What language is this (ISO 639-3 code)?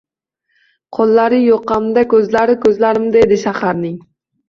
uzb